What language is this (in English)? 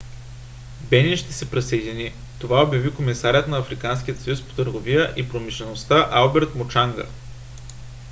Bulgarian